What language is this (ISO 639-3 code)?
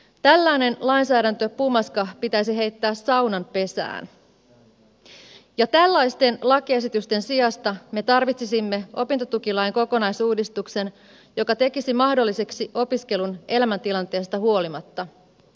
fin